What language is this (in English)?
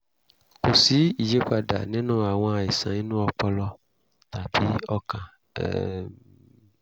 Yoruba